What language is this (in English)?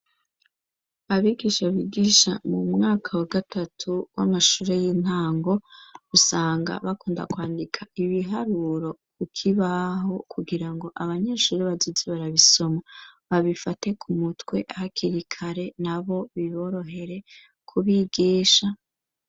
Rundi